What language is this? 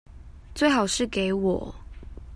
Chinese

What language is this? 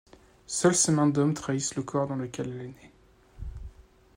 French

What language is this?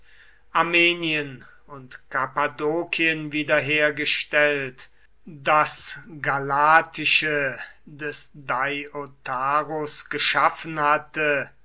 German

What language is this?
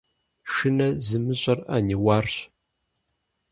Kabardian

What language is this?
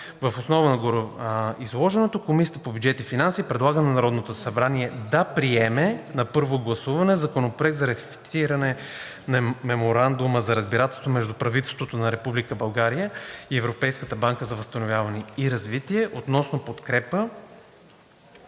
Bulgarian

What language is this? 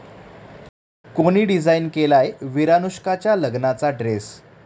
Marathi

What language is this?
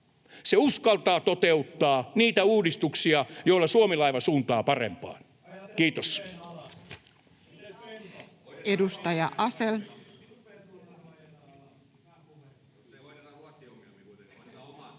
Finnish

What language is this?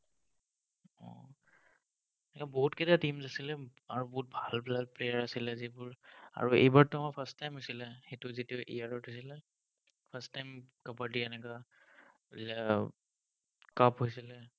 Assamese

